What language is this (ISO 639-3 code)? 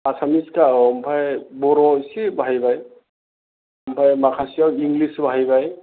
brx